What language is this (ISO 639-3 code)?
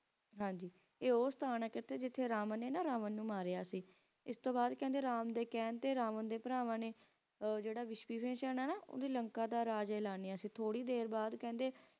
pan